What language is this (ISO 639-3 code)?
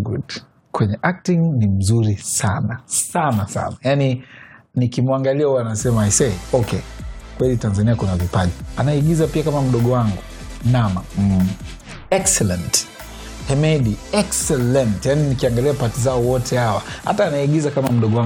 swa